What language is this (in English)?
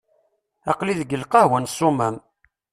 Kabyle